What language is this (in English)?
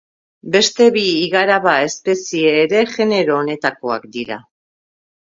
Basque